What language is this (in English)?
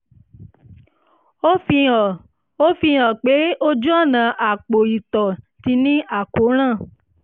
Yoruba